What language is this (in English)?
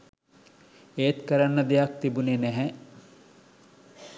Sinhala